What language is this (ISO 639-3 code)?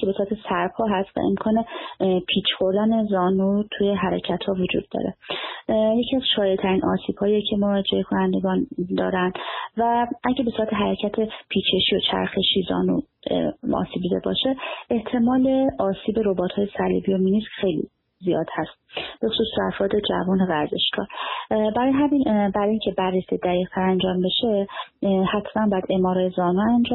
fas